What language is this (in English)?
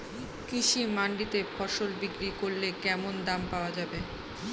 Bangla